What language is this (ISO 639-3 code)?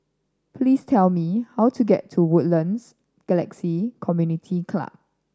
eng